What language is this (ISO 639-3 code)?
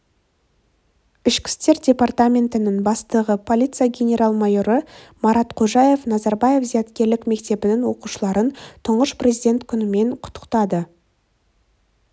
kaz